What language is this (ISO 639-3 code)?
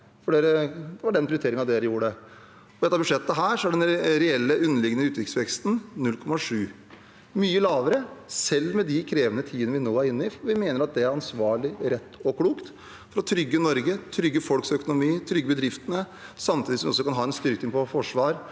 nor